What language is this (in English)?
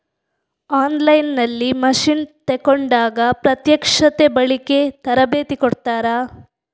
Kannada